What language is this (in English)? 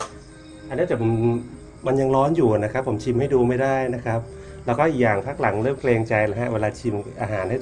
Thai